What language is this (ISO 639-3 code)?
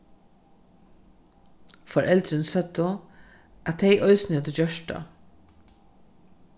fao